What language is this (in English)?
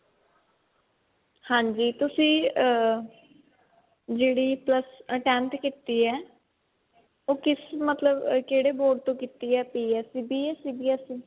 Punjabi